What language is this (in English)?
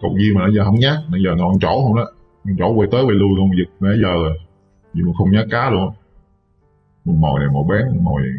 Vietnamese